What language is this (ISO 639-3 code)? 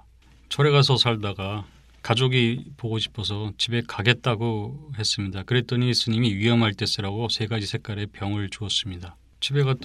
kor